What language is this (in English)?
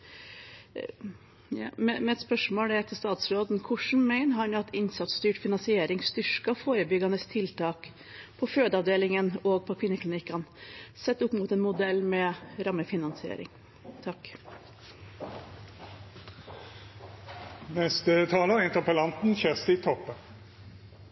Norwegian